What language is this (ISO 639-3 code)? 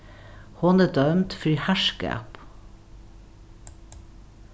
fao